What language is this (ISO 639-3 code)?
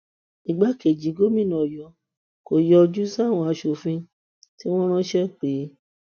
yor